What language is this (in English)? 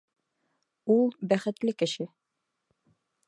Bashkir